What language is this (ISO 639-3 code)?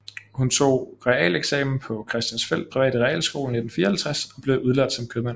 dan